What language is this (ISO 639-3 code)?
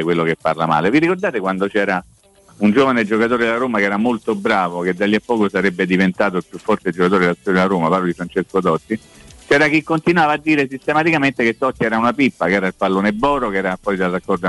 ita